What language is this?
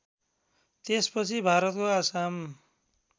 Nepali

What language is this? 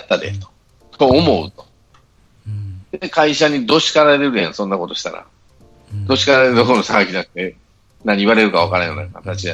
Japanese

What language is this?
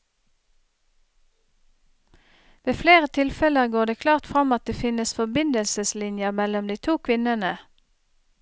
Norwegian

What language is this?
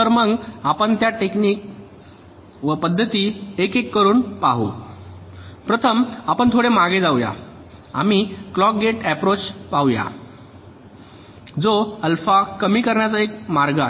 Marathi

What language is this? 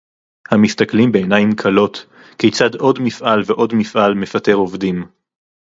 Hebrew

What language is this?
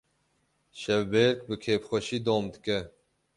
Kurdish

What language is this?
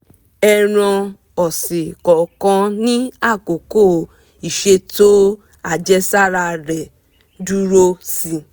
Yoruba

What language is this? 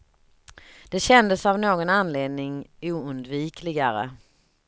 Swedish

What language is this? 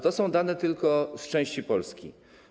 Polish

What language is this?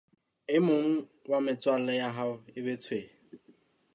Southern Sotho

